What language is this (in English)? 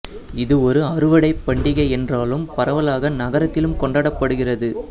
Tamil